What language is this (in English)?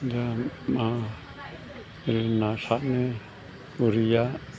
Bodo